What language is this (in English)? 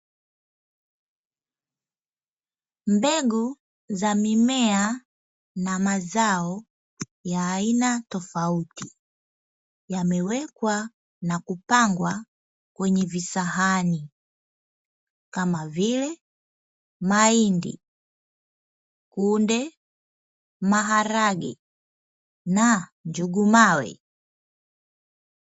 Swahili